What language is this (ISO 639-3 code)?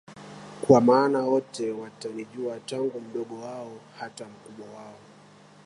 swa